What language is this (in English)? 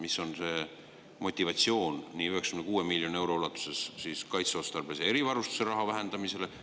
Estonian